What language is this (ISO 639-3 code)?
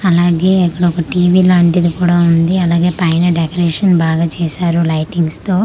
tel